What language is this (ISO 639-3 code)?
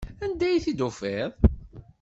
kab